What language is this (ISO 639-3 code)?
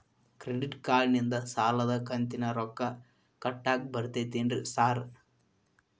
kan